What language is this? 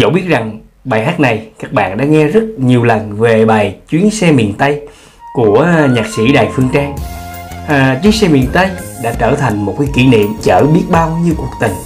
Vietnamese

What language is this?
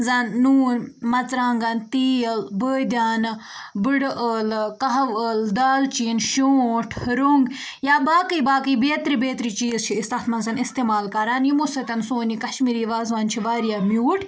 Kashmiri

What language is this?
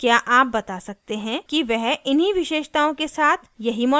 Hindi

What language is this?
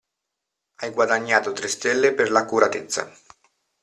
Italian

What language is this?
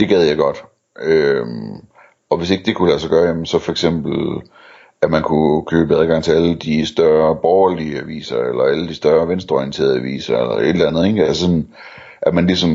Danish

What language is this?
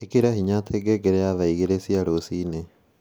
Kikuyu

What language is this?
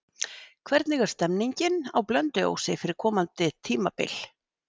Icelandic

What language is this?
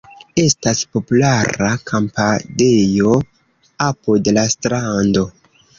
Esperanto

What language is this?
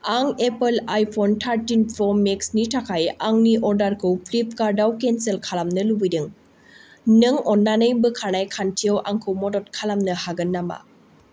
Bodo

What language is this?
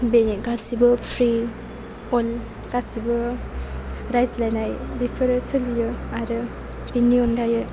Bodo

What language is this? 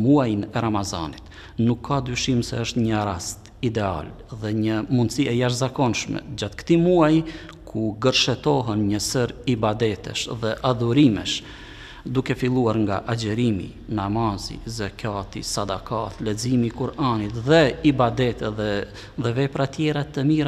Arabic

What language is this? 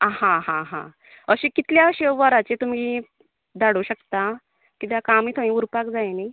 Konkani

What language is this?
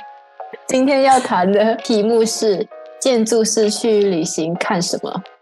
Chinese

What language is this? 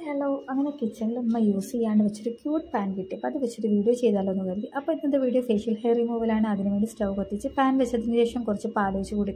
Arabic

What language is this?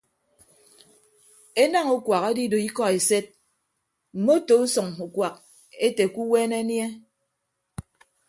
Ibibio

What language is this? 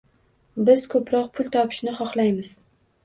Uzbek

